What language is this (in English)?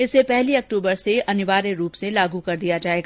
Hindi